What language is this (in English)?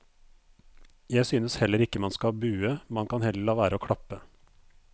Norwegian